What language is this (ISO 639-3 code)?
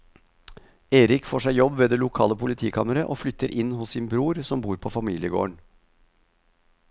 nor